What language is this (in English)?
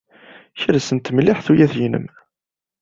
Kabyle